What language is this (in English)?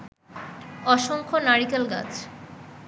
Bangla